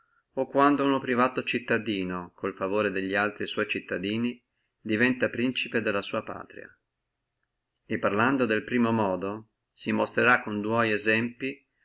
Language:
Italian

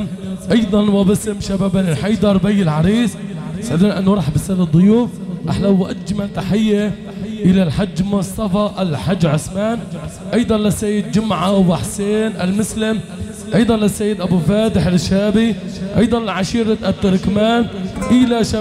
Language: Arabic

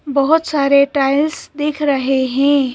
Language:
Hindi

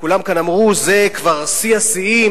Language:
Hebrew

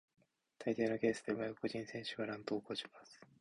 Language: Japanese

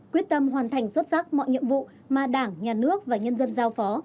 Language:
Vietnamese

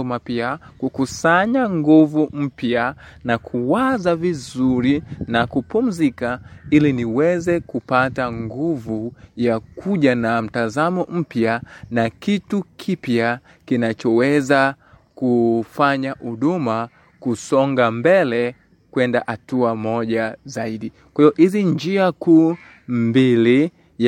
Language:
Swahili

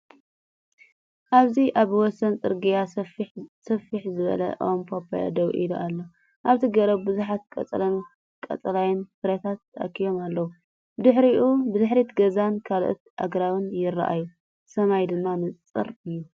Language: Tigrinya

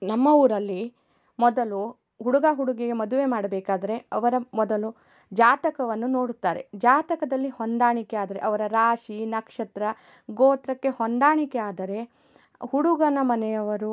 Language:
Kannada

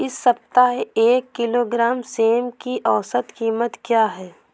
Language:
Hindi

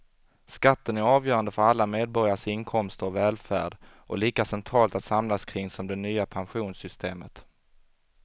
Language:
Swedish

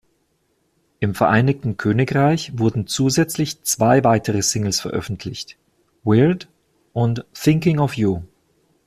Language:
German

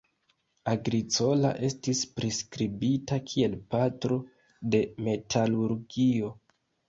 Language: Esperanto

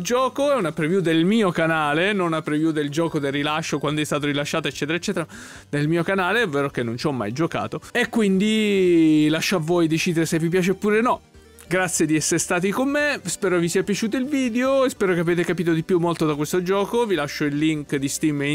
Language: Italian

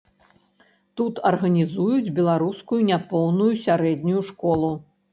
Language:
Belarusian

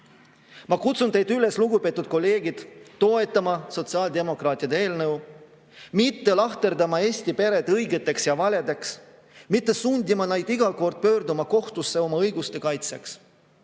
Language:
Estonian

